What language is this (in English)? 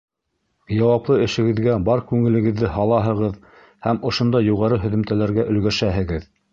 Bashkir